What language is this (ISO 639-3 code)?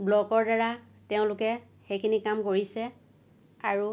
asm